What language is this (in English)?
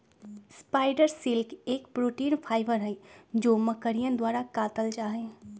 Magahi